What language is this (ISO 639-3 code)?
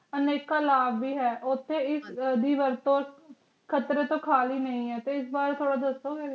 pan